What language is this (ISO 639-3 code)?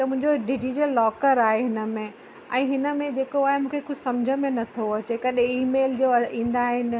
snd